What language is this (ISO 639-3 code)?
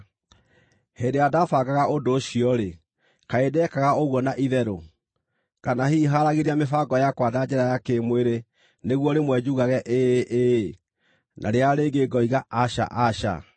kik